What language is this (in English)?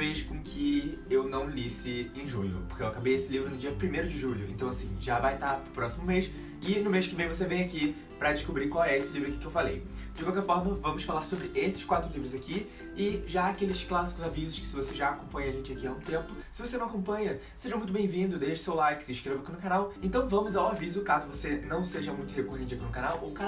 Portuguese